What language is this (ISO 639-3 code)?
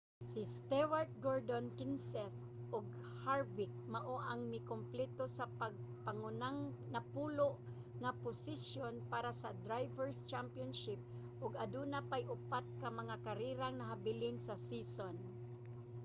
ceb